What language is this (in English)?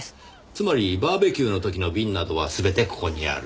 Japanese